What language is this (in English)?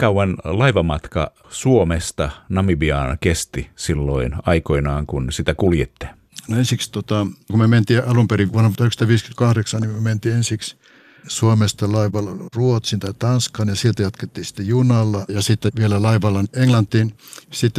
Finnish